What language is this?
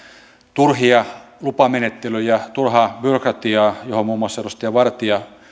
Finnish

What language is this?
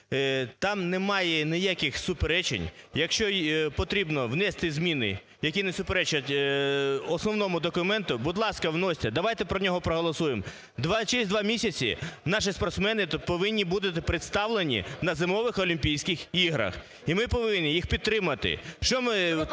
Ukrainian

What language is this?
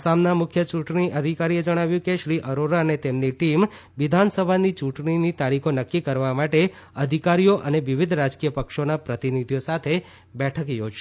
Gujarati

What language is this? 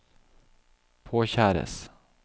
Norwegian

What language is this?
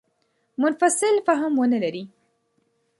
Pashto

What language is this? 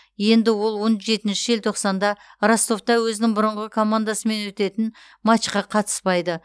Kazakh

